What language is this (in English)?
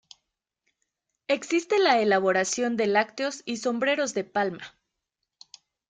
Spanish